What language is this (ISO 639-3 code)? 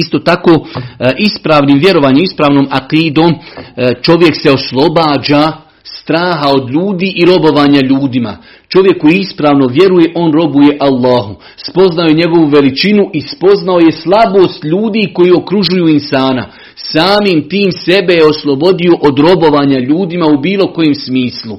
hrv